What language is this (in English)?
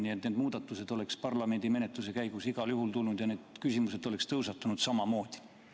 Estonian